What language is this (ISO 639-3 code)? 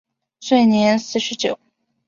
zho